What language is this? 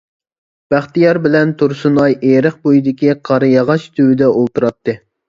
Uyghur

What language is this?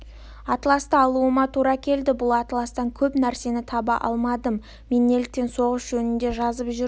Kazakh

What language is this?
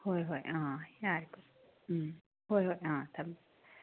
Manipuri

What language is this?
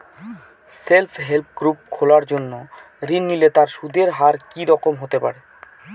Bangla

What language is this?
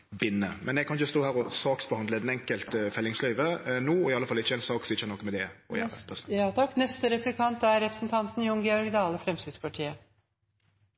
Norwegian Nynorsk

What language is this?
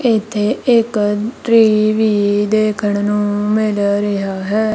Punjabi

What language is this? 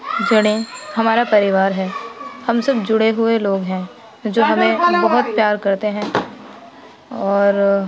Urdu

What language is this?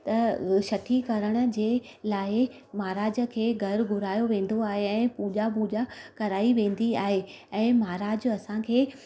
Sindhi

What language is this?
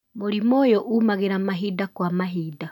Kikuyu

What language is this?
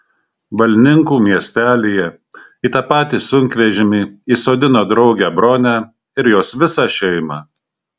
Lithuanian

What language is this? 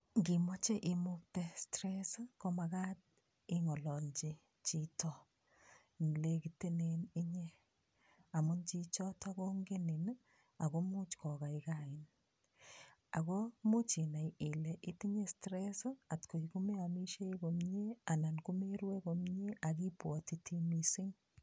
Kalenjin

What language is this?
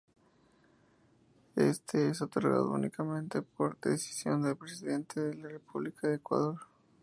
Spanish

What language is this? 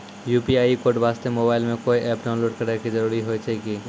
Maithili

